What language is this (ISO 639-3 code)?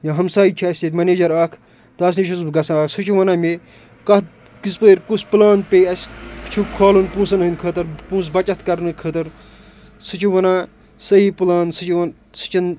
kas